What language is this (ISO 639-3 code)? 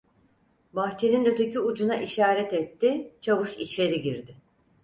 tur